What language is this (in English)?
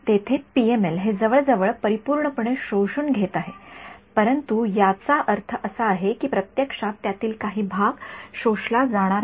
Marathi